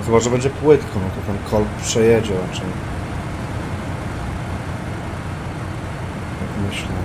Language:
Polish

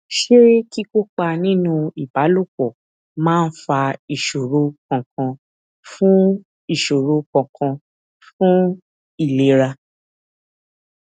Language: Yoruba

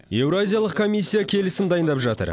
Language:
Kazakh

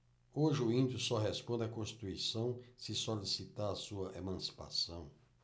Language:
Portuguese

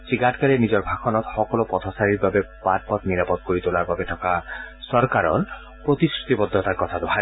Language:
Assamese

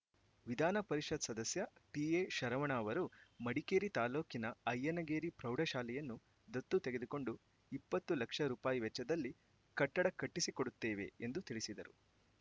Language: Kannada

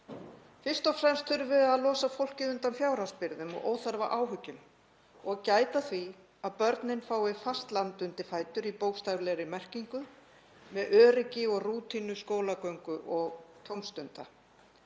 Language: Icelandic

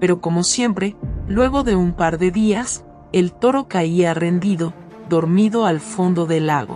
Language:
Spanish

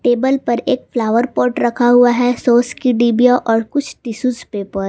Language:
Hindi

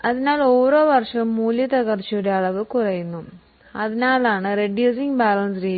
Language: Malayalam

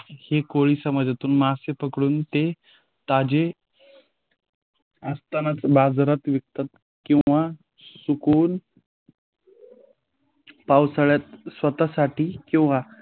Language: Marathi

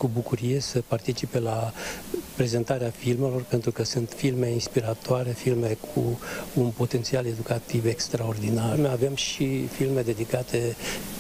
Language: Romanian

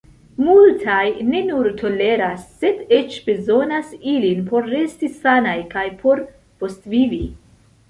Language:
Esperanto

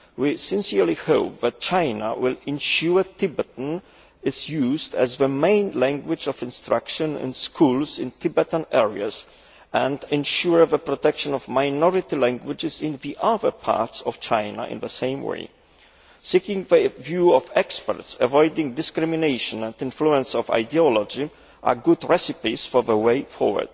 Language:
English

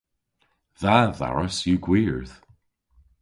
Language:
Cornish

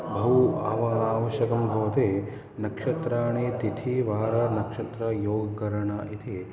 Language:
Sanskrit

